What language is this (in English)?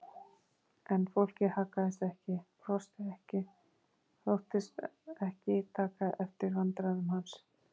Icelandic